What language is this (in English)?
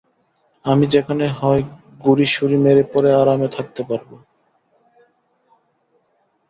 Bangla